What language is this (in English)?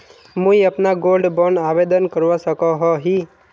Magahi